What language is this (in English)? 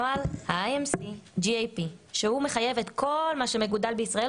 Hebrew